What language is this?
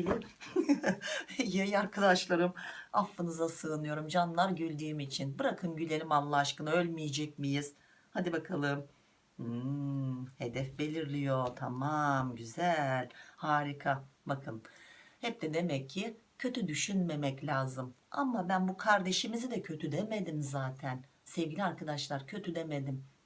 Turkish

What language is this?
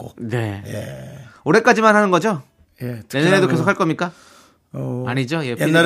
Korean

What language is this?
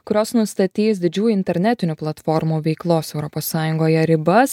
Lithuanian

